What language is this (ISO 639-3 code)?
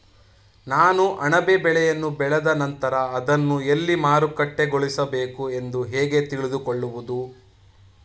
kan